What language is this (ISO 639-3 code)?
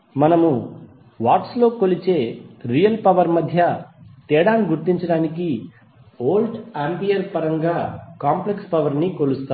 tel